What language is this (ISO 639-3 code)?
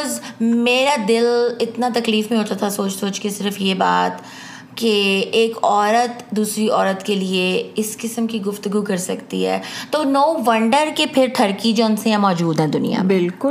urd